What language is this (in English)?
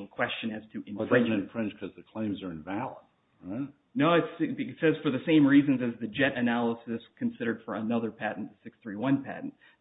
English